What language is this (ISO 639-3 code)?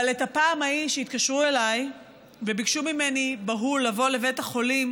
heb